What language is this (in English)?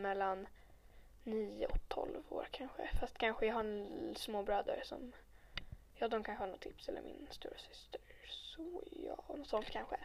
Swedish